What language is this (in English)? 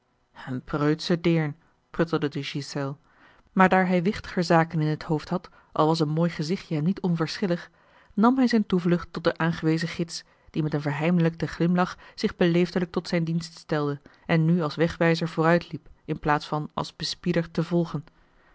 Dutch